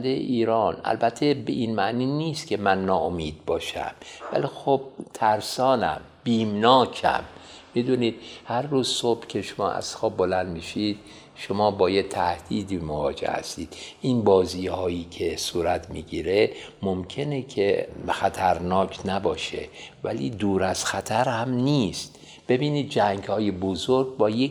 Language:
Persian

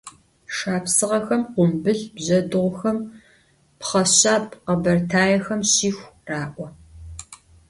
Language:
Adyghe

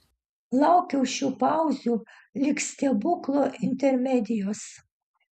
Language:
Lithuanian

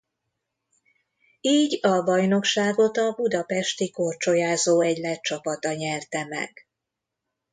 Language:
Hungarian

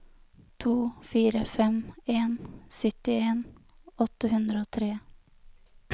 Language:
Norwegian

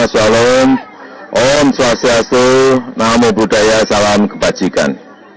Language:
Indonesian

